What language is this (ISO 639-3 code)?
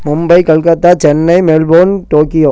tam